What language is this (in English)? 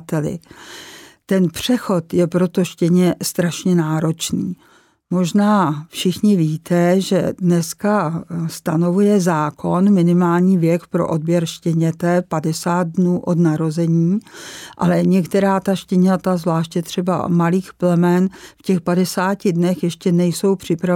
Czech